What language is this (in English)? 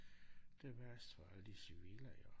Danish